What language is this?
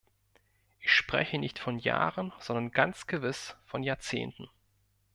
German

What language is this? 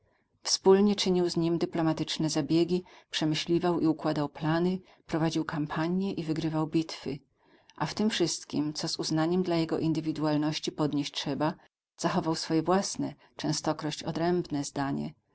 Polish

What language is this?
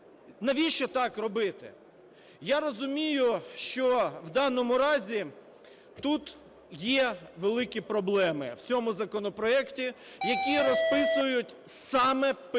Ukrainian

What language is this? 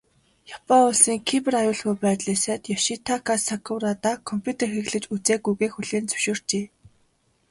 Mongolian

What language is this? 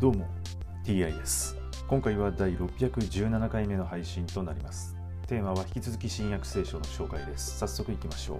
Japanese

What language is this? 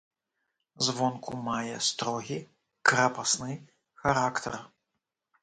Belarusian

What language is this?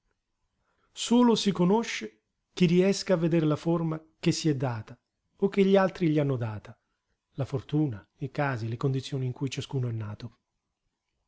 Italian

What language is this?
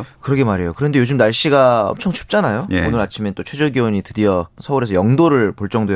Korean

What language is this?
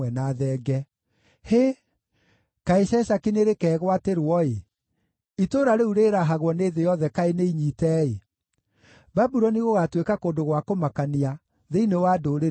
Kikuyu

